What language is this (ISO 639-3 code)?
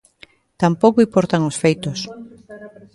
glg